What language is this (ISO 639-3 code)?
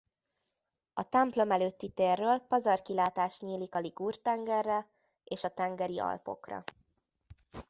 hun